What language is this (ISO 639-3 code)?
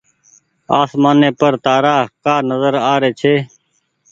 gig